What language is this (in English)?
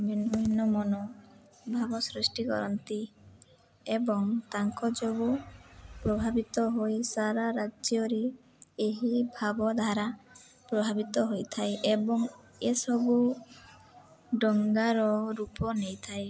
Odia